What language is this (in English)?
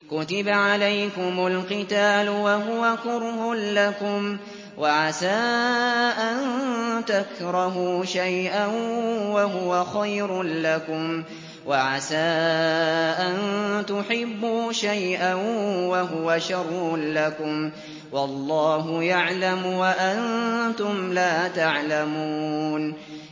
Arabic